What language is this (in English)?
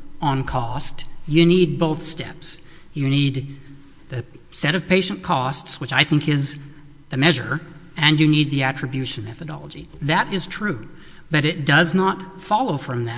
English